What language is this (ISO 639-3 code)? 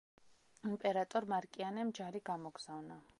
kat